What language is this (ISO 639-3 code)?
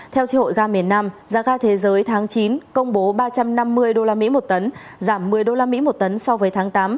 vie